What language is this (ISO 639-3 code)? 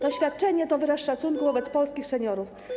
pol